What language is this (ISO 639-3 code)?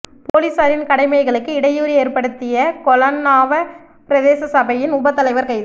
tam